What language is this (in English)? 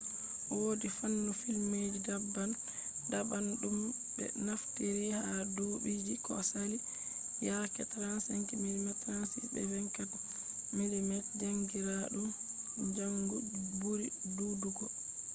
Fula